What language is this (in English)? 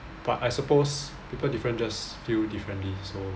English